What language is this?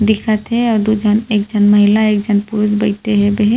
Chhattisgarhi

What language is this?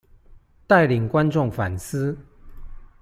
Chinese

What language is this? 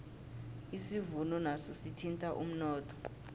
South Ndebele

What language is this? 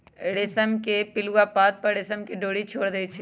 Magahi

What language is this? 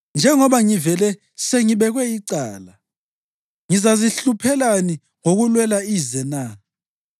North Ndebele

